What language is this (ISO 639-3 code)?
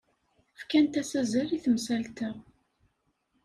kab